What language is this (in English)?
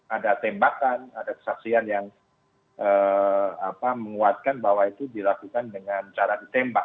Indonesian